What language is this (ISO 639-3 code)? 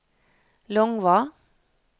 nor